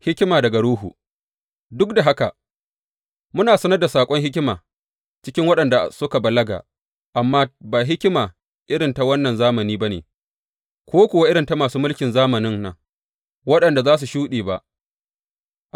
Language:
Hausa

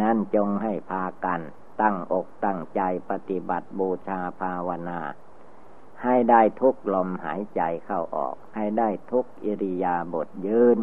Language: Thai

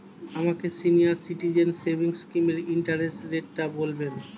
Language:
Bangla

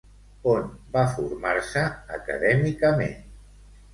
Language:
Catalan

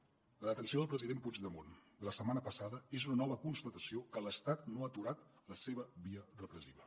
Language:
Catalan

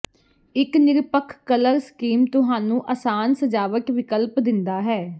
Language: Punjabi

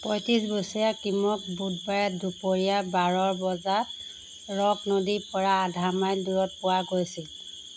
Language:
Assamese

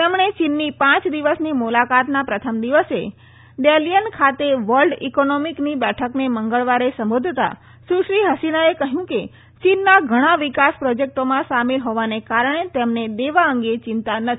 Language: Gujarati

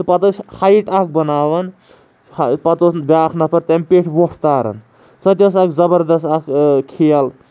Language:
Kashmiri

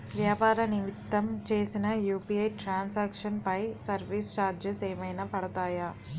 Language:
Telugu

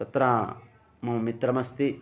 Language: Sanskrit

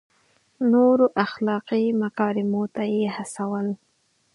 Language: Pashto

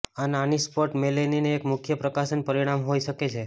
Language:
Gujarati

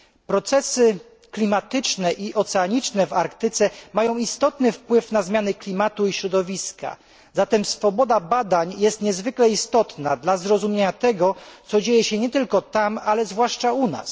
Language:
Polish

